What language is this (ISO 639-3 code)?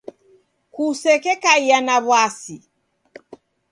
dav